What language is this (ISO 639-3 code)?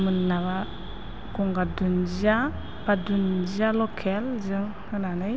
brx